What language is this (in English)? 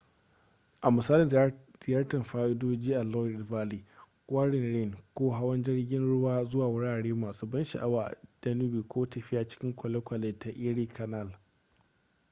Hausa